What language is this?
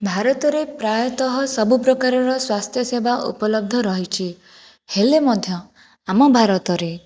Odia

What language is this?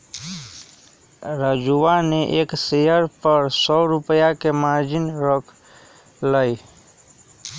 Magahi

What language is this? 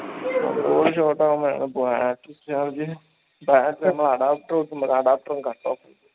Malayalam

